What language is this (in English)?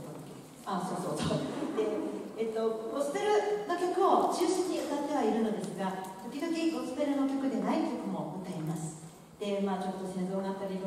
Japanese